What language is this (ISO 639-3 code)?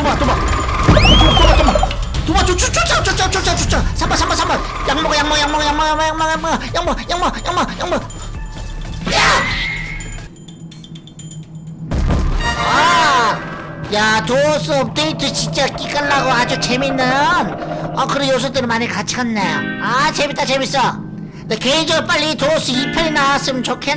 kor